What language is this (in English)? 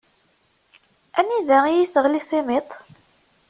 Kabyle